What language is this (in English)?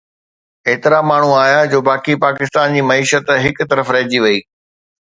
Sindhi